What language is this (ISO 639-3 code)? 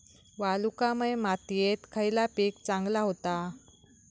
mar